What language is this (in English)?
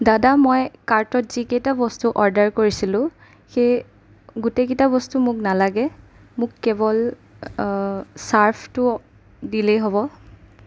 Assamese